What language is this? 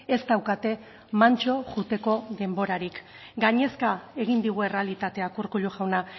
Basque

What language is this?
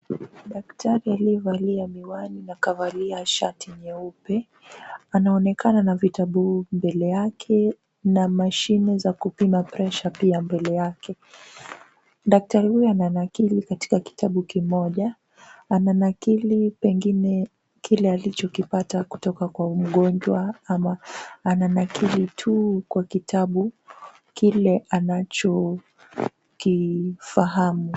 Swahili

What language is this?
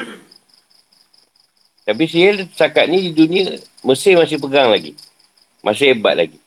Malay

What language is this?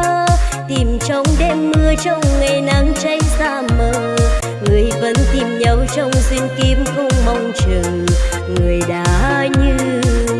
Vietnamese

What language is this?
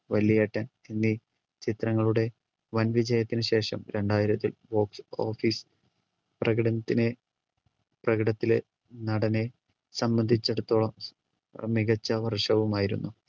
Malayalam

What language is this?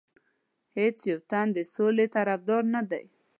Pashto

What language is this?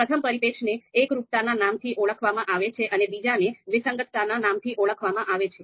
Gujarati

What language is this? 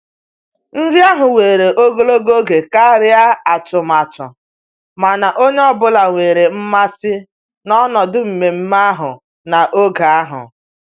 Igbo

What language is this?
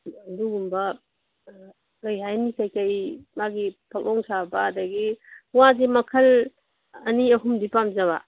Manipuri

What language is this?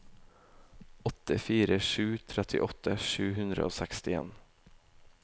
Norwegian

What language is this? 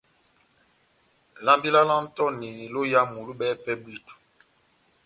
Batanga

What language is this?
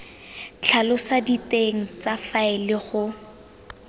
Tswana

